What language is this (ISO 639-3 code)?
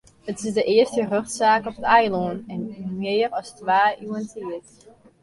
fry